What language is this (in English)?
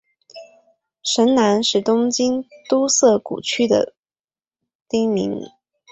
Chinese